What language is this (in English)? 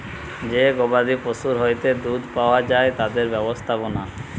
Bangla